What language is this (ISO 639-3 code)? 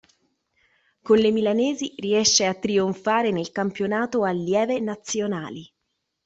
ita